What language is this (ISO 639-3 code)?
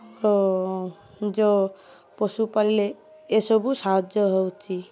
ori